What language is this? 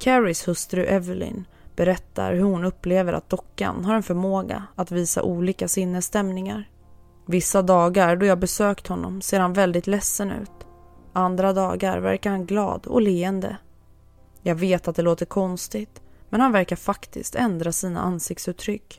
Swedish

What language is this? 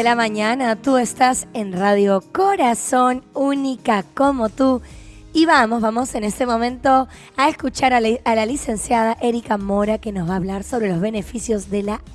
Spanish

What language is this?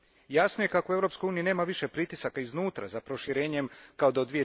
Croatian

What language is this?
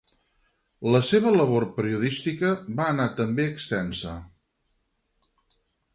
Catalan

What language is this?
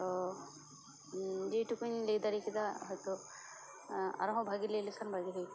Santali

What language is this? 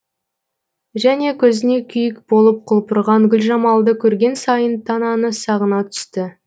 Kazakh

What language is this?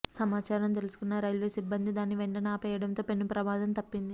Telugu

